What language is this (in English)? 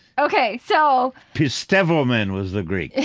English